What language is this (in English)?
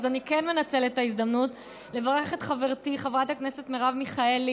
Hebrew